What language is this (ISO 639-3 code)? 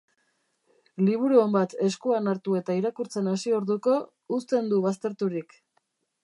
eus